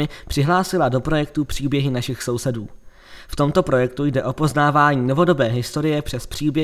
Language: Czech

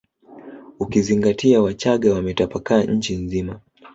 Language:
Swahili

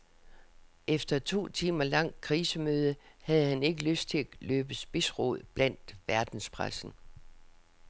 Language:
Danish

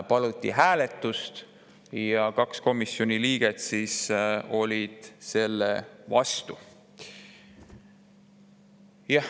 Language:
Estonian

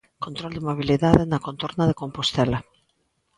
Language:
Galician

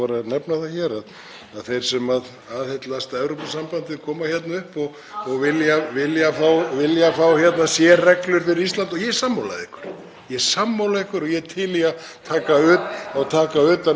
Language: Icelandic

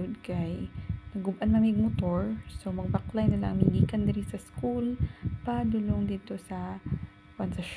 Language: Filipino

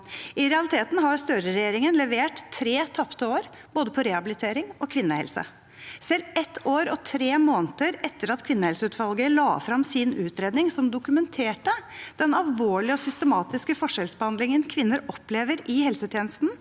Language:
Norwegian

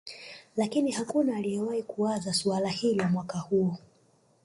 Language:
Swahili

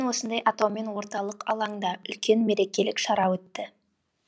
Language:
Kazakh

